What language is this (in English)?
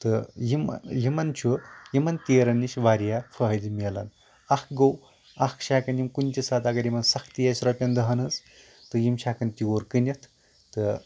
Kashmiri